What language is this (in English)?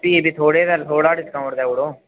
Dogri